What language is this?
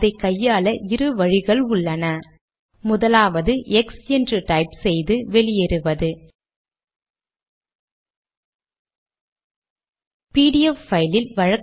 Tamil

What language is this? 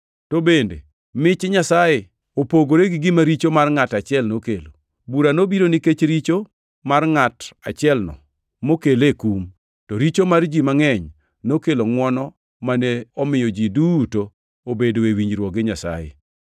Luo (Kenya and Tanzania)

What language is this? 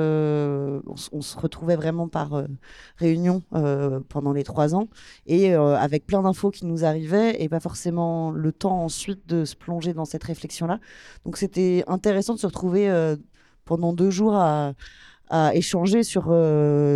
French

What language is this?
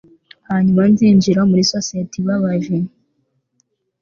Kinyarwanda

